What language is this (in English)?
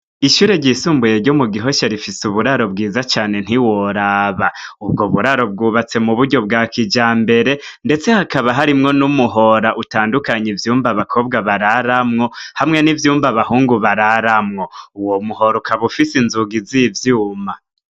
Rundi